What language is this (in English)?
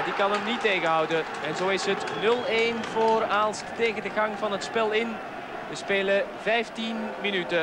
Dutch